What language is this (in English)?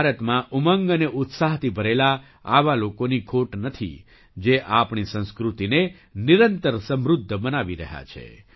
Gujarati